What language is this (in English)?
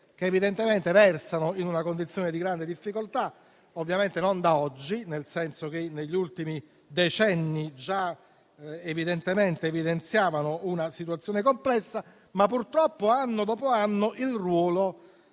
Italian